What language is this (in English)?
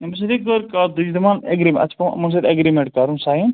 Kashmiri